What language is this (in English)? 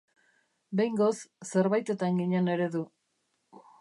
Basque